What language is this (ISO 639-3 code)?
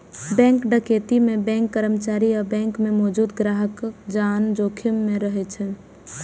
mai